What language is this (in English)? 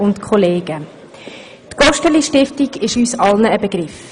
Swiss German